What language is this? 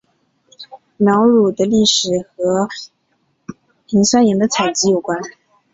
Chinese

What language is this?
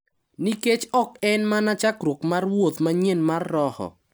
Luo (Kenya and Tanzania)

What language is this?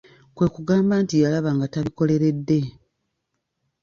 Ganda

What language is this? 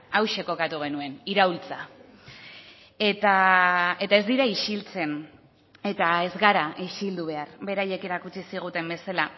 Basque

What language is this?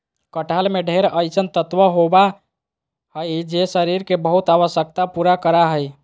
Magahi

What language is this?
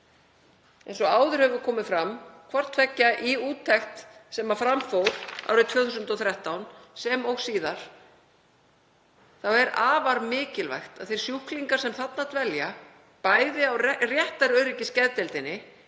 Icelandic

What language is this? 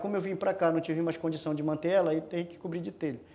Portuguese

